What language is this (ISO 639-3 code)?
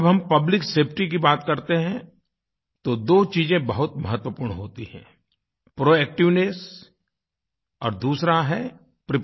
hin